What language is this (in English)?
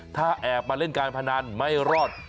Thai